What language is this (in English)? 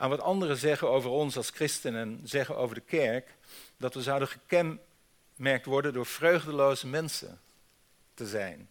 Dutch